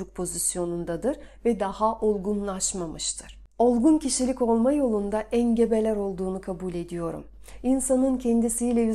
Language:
Turkish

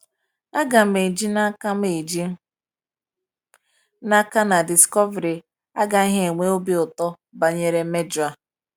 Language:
Igbo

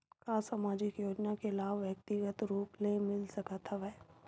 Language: Chhattisgarhi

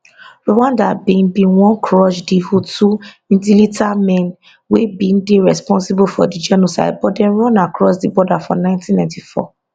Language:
Nigerian Pidgin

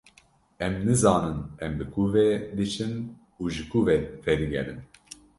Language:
Kurdish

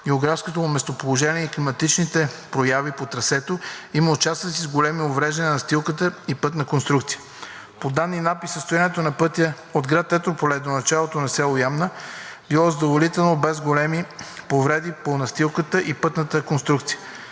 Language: Bulgarian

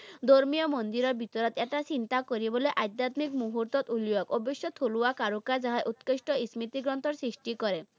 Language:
Assamese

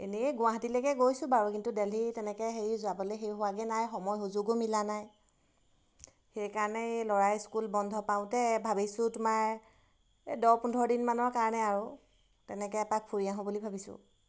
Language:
Assamese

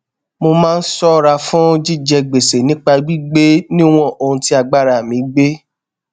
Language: Yoruba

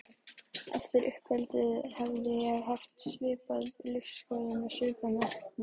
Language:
Icelandic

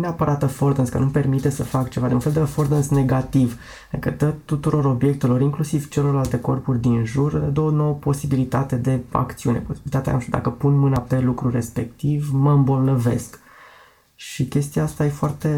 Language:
Romanian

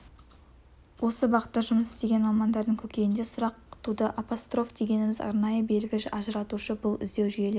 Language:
Kazakh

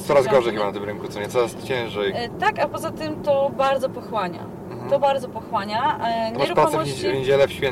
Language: Polish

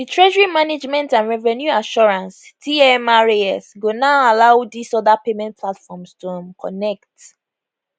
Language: Nigerian Pidgin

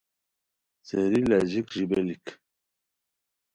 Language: Khowar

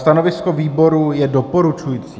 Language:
Czech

